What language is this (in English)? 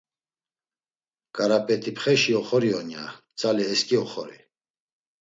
Laz